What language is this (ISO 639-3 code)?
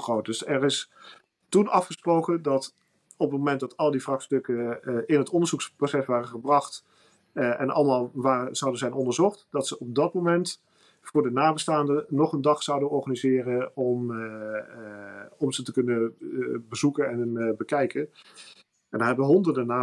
nld